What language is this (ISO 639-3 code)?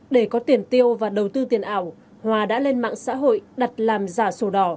vie